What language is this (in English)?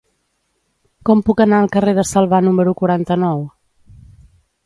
Catalan